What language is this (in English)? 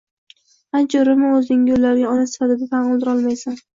Uzbek